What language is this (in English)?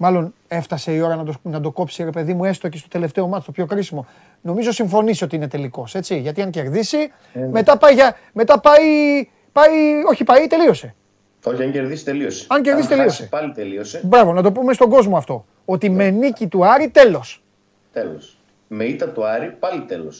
Greek